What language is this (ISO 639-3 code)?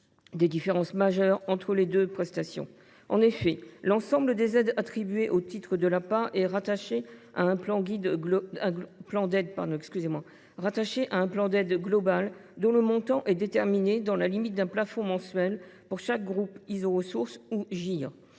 fra